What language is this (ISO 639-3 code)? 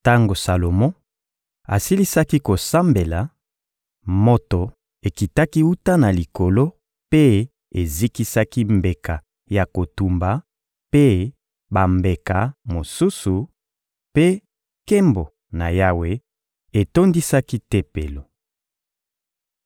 lin